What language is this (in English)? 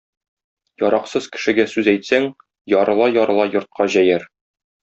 Tatar